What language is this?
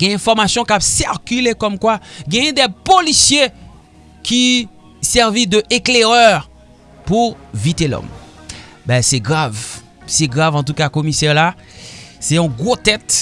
French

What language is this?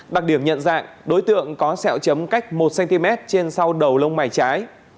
Vietnamese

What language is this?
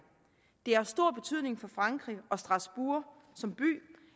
Danish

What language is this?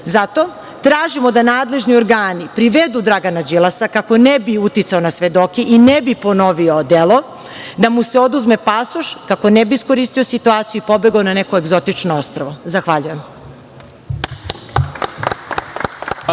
Serbian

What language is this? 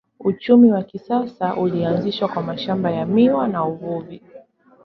Swahili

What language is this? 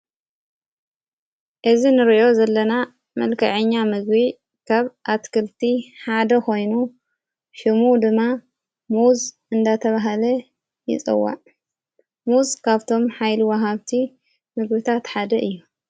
Tigrinya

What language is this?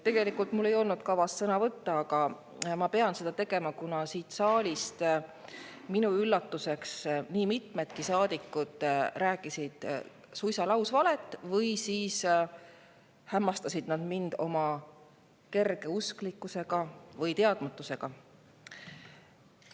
Estonian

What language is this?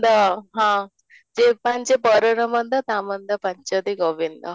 Odia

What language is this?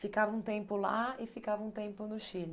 Portuguese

